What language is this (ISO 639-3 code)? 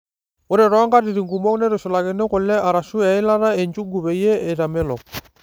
mas